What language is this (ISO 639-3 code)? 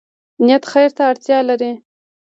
pus